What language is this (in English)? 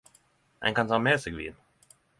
Norwegian Nynorsk